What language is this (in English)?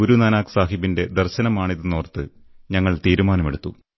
Malayalam